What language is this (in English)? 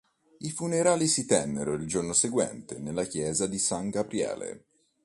Italian